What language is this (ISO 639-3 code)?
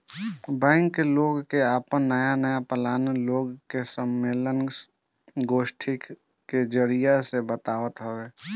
bho